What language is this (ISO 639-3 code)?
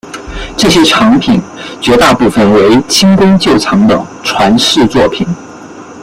zho